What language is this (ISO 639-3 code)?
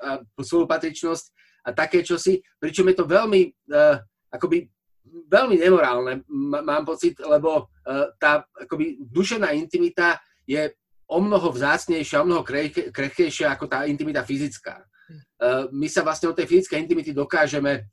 slk